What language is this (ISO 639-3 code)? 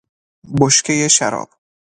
fas